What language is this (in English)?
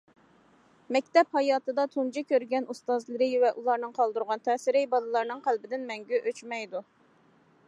Uyghur